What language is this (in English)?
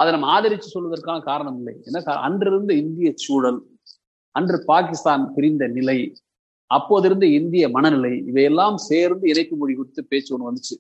Tamil